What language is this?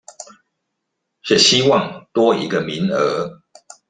Chinese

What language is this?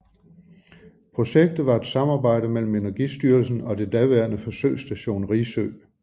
Danish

